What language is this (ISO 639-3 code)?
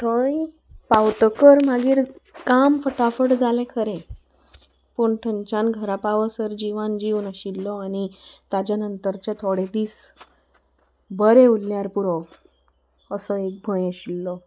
kok